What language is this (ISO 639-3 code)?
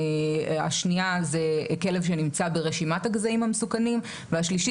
heb